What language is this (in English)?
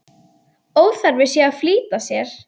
Icelandic